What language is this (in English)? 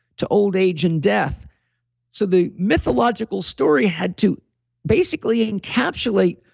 English